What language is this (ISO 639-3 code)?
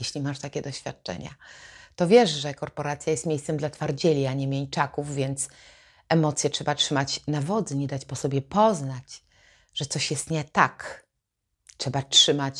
pol